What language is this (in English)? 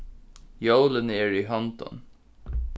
Faroese